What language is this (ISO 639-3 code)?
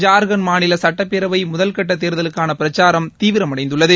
tam